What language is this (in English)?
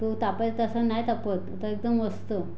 Marathi